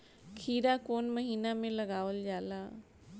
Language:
Bhojpuri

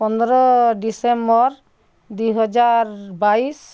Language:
Odia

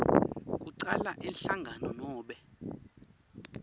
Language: Swati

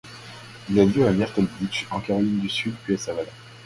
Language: French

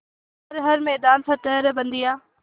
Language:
Hindi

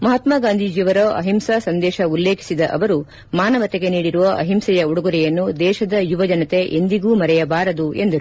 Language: Kannada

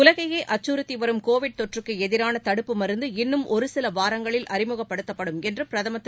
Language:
Tamil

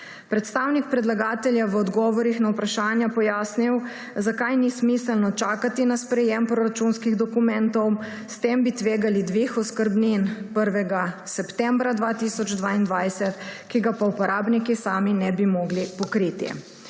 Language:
Slovenian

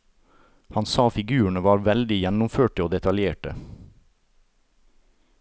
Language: Norwegian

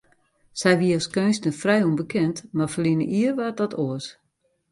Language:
Western Frisian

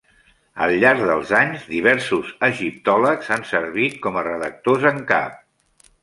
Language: Catalan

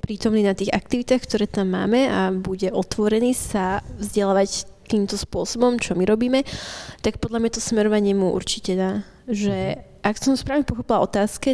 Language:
Slovak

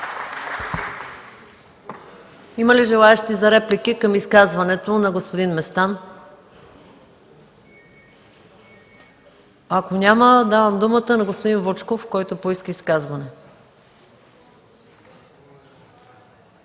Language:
Bulgarian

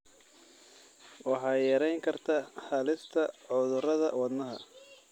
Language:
Somali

